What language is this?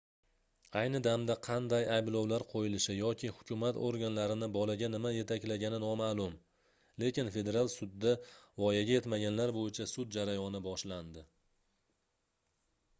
Uzbek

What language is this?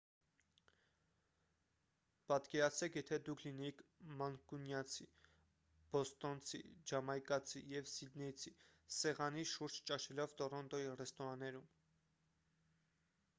Armenian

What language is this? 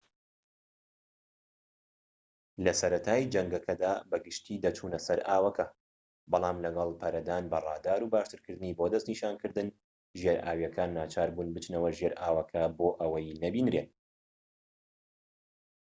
Central Kurdish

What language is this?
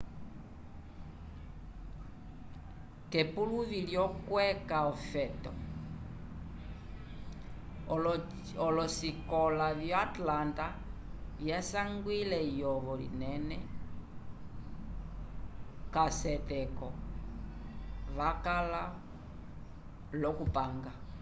Umbundu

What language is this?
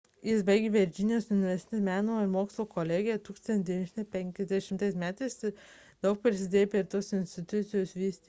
Lithuanian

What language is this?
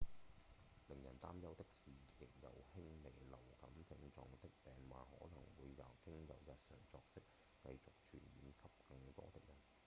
Cantonese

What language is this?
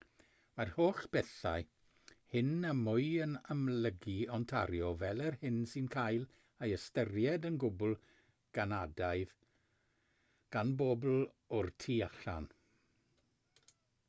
Welsh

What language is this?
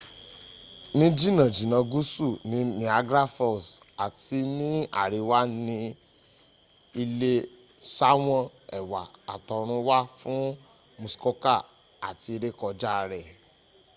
Yoruba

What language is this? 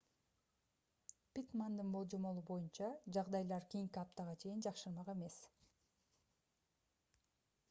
Kyrgyz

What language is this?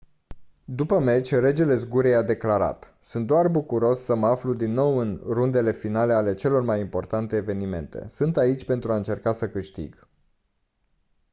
Romanian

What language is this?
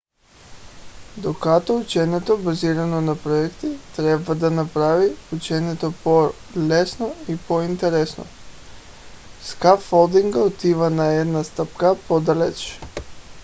Bulgarian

